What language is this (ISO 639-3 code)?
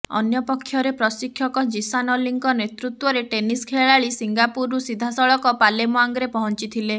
ori